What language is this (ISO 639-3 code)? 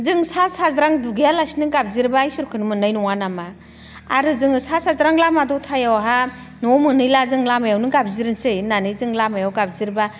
brx